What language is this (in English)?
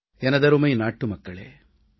Tamil